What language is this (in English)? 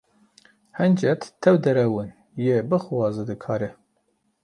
Kurdish